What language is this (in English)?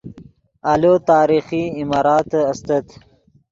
Yidgha